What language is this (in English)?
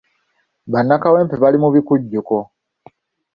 Ganda